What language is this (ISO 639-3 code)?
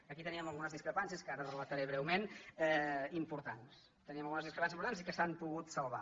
cat